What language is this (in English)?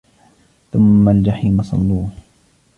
Arabic